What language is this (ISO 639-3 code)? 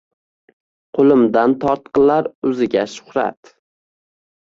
uzb